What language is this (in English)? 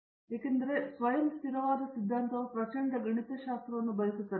Kannada